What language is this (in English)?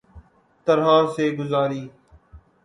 Urdu